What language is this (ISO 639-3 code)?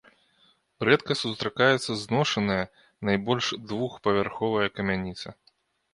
bel